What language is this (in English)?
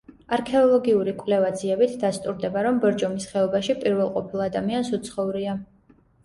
Georgian